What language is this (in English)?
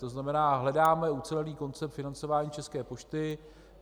Czech